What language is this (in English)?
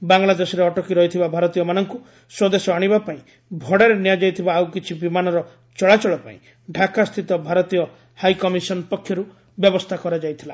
Odia